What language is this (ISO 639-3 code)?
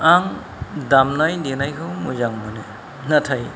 brx